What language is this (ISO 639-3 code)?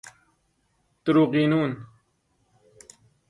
fas